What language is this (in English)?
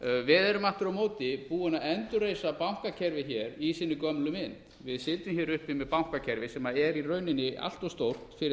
Icelandic